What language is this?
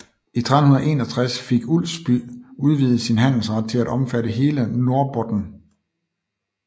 Danish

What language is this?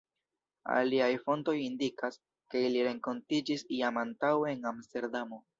Esperanto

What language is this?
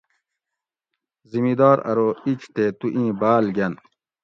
Gawri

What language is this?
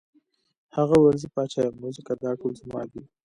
Pashto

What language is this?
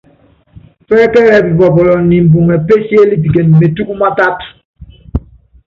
Yangben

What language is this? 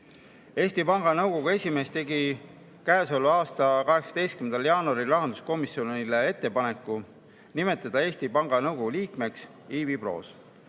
Estonian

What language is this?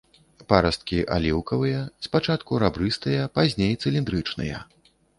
Belarusian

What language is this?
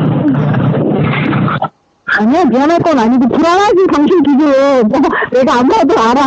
Korean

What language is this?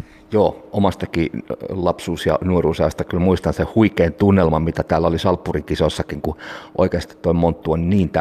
Finnish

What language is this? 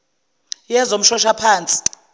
Zulu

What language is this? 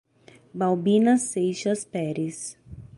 Portuguese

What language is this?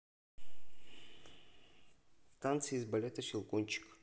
Russian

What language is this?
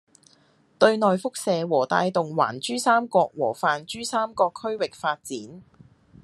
Cantonese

